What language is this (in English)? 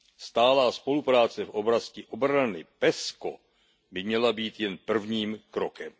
Czech